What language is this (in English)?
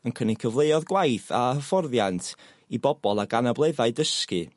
Welsh